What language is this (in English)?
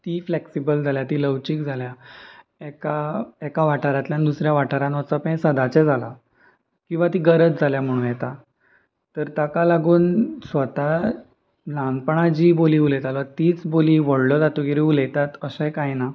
Konkani